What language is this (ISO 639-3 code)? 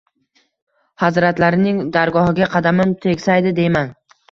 uzb